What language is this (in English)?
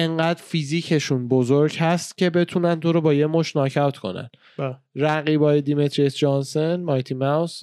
Persian